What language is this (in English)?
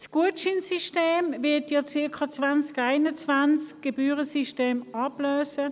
Swiss German